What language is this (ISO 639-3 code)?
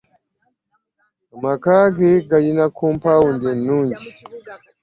lug